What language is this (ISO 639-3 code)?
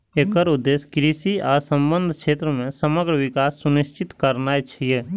mai